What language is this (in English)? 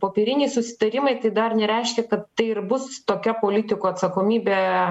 Lithuanian